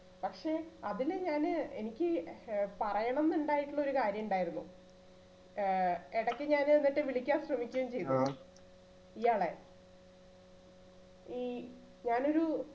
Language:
Malayalam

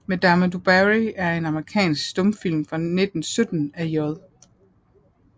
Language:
Danish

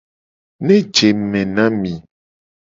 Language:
Gen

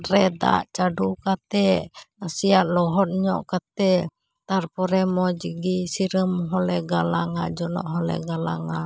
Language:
Santali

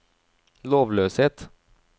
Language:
Norwegian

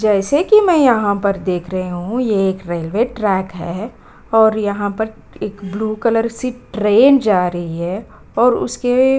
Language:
Hindi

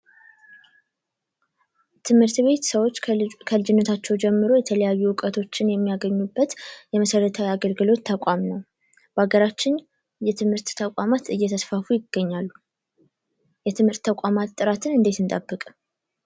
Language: Amharic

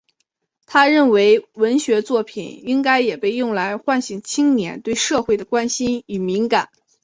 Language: Chinese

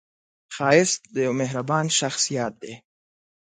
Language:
Pashto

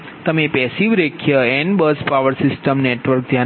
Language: Gujarati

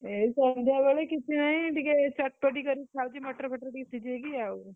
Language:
Odia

